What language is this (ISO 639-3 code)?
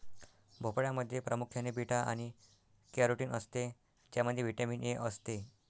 mar